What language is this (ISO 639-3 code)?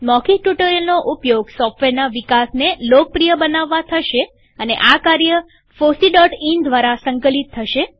guj